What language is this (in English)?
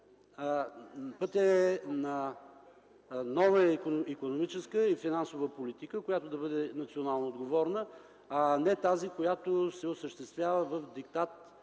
Bulgarian